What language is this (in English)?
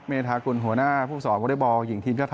Thai